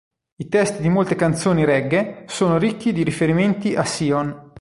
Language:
Italian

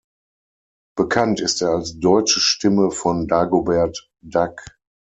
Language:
German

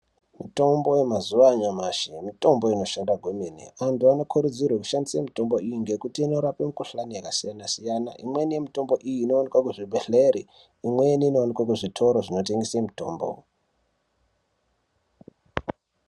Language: Ndau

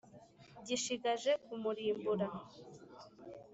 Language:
Kinyarwanda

